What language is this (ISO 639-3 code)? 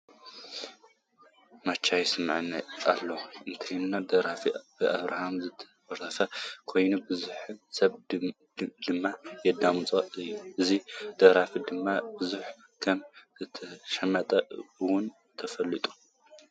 tir